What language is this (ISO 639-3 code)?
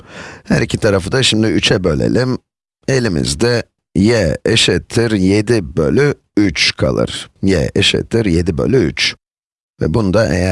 tur